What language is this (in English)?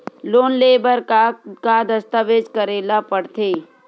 Chhattisgarhi